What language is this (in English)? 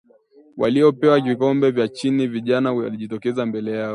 Swahili